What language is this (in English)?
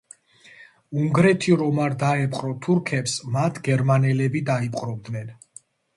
Georgian